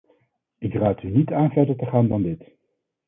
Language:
Dutch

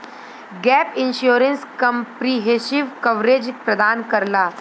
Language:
Bhojpuri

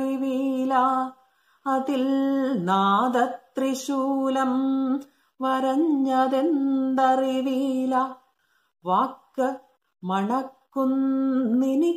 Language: Malayalam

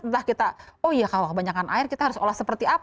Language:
Indonesian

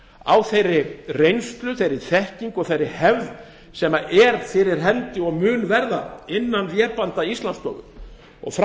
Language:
Icelandic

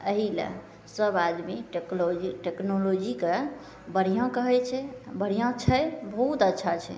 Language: Maithili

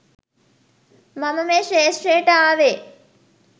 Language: Sinhala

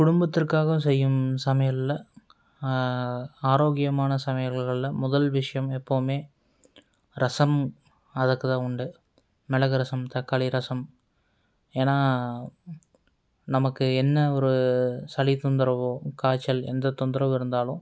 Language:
Tamil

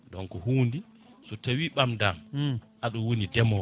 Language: Fula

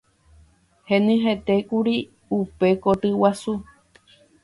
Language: Guarani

